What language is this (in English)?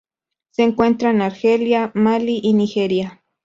Spanish